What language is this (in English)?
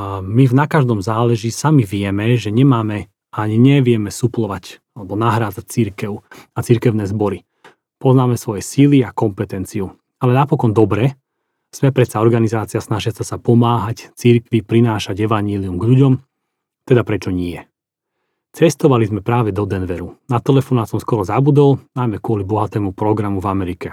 Slovak